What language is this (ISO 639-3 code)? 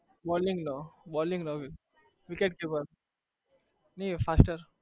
guj